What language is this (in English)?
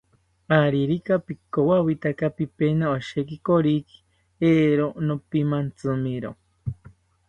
South Ucayali Ashéninka